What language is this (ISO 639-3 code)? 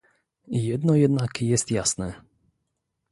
pol